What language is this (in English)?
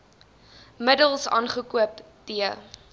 Afrikaans